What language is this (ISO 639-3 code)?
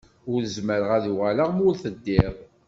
kab